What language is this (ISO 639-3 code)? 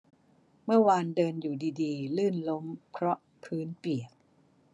tha